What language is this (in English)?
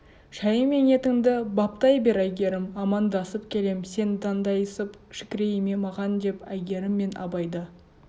Kazakh